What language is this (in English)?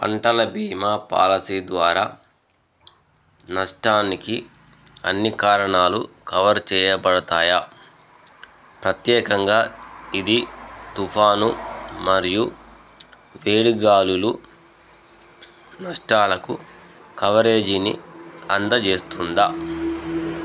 Telugu